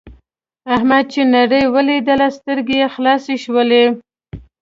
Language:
Pashto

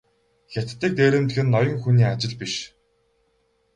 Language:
Mongolian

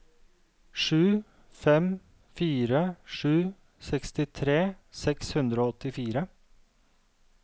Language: Norwegian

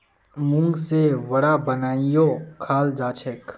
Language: Magahi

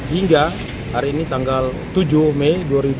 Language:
Indonesian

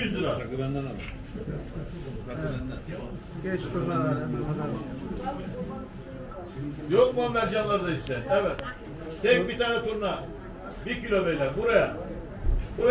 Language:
Turkish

